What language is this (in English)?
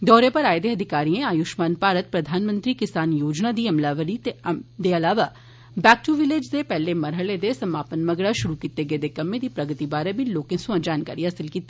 Dogri